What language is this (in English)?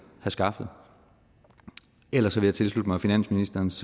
Danish